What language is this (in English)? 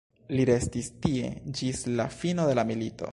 Esperanto